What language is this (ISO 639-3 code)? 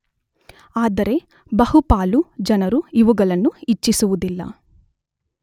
kan